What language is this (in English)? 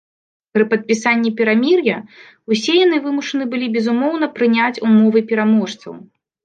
Belarusian